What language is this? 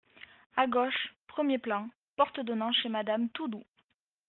French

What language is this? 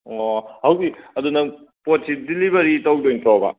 Manipuri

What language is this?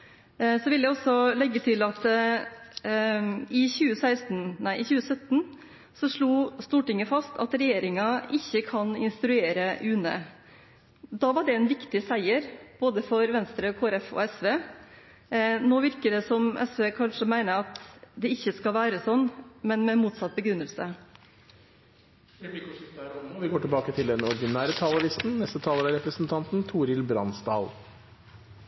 Norwegian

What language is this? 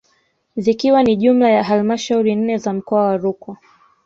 Swahili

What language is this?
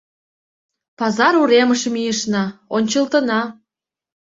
Mari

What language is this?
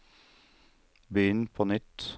Norwegian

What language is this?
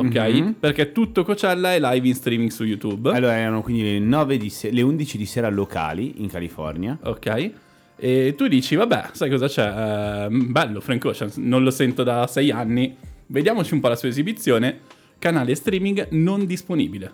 Italian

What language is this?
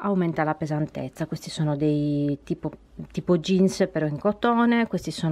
Italian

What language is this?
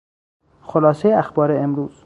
Persian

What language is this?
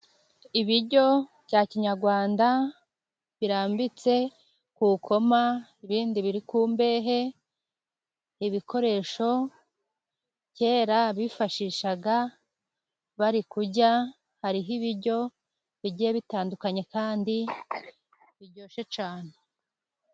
Kinyarwanda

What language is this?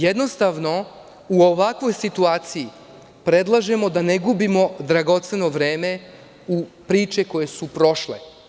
Serbian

